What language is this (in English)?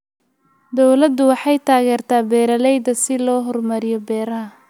Somali